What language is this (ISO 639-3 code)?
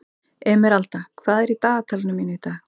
isl